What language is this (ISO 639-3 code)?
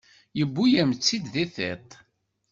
kab